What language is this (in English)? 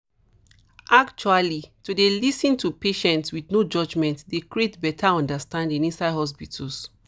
Nigerian Pidgin